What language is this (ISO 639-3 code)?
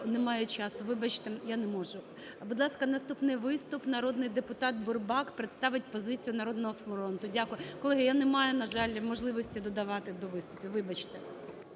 ukr